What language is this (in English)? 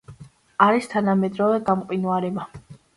Georgian